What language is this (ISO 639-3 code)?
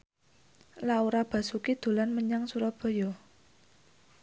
jav